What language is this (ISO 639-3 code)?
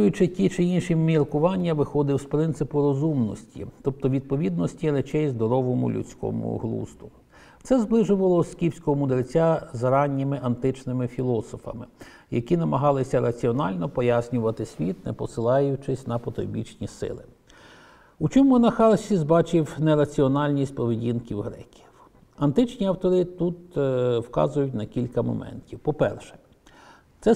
ukr